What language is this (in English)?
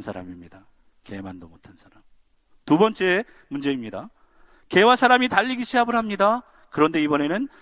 Korean